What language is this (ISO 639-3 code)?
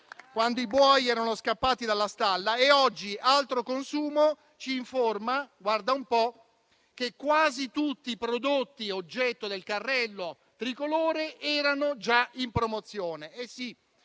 ita